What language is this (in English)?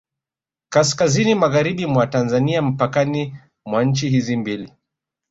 Swahili